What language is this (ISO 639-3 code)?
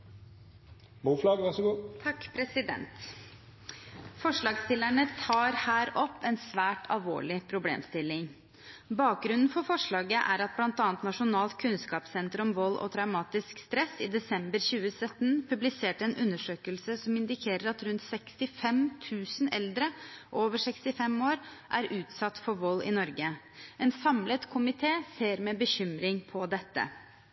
nob